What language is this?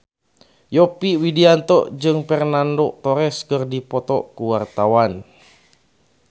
Sundanese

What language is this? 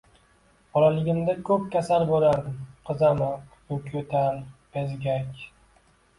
Uzbek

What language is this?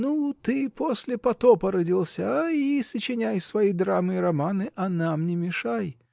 Russian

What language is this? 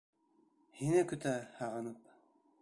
Bashkir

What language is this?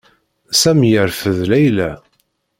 Kabyle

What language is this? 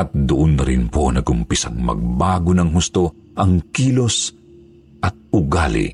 Filipino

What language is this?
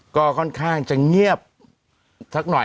Thai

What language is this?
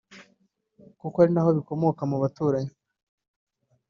Kinyarwanda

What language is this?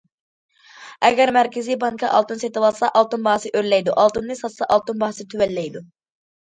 Uyghur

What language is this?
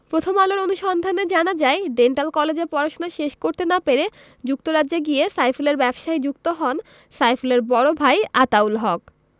Bangla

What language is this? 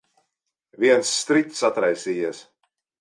Latvian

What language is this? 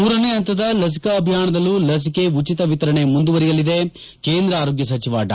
Kannada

